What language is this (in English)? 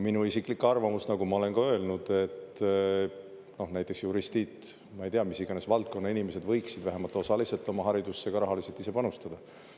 Estonian